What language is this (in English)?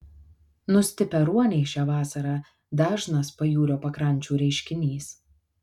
Lithuanian